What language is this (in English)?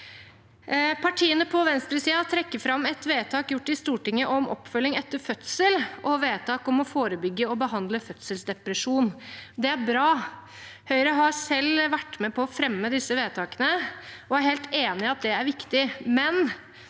Norwegian